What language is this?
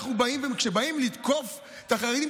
Hebrew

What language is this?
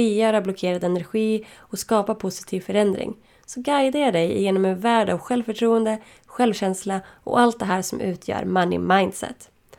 Swedish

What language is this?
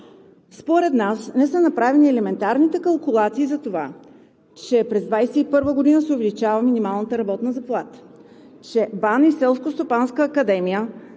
Bulgarian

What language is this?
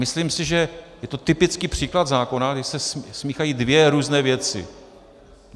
Czech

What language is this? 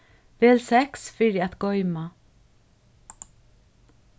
Faroese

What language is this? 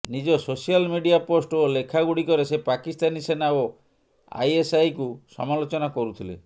Odia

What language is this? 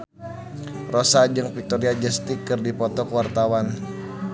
Sundanese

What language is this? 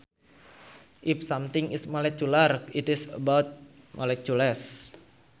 Sundanese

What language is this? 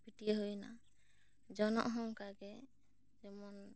Santali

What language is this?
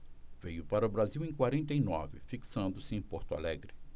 Portuguese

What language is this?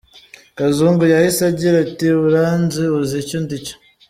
Kinyarwanda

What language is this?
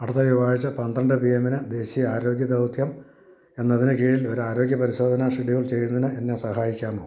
Malayalam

